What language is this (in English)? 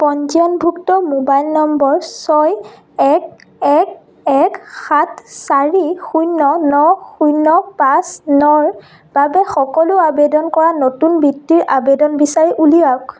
Assamese